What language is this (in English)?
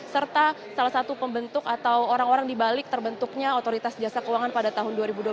Indonesian